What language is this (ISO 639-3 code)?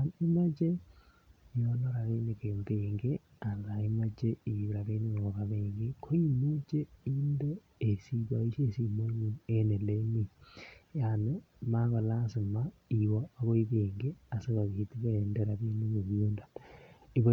kln